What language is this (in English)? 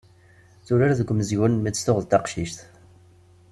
Kabyle